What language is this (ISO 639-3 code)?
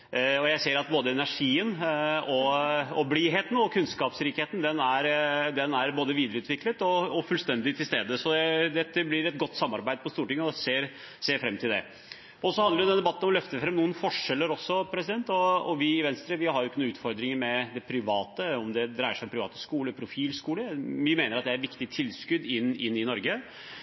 nob